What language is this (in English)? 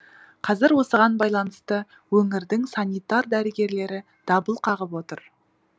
Kazakh